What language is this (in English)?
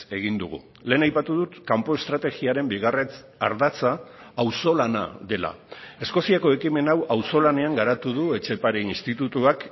Basque